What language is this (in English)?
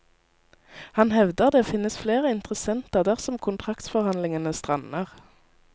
Norwegian